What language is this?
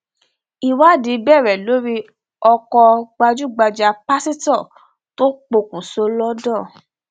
Yoruba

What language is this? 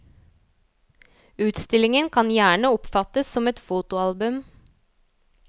Norwegian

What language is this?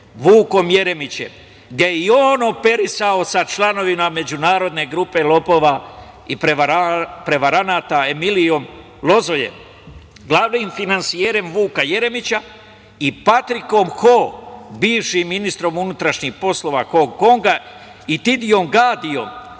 Serbian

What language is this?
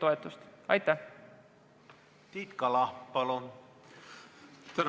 Estonian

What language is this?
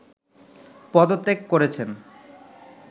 Bangla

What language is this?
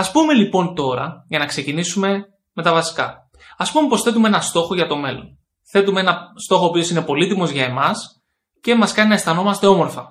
Greek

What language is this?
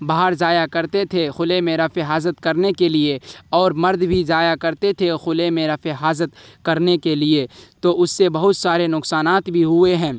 Urdu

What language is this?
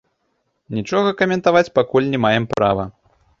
Belarusian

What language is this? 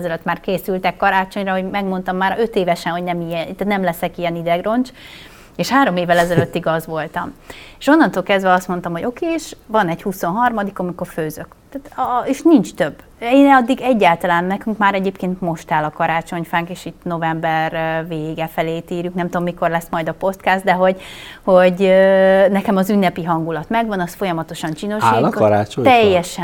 Hungarian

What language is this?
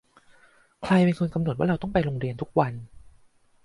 Thai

